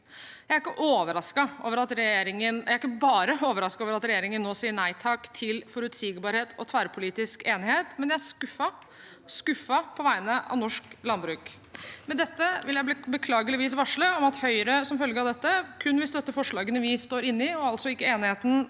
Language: Norwegian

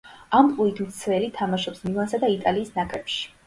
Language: Georgian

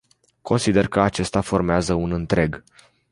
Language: Romanian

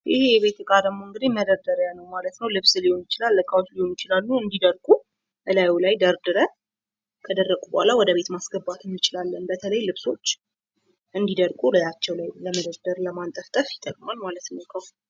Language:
Amharic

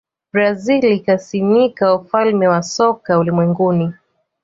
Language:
Swahili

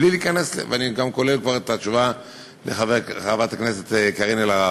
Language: Hebrew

